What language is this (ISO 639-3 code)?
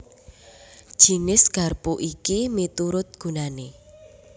jav